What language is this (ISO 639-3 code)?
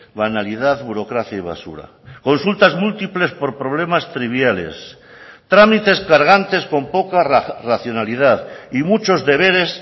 spa